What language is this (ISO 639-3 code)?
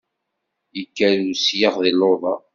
kab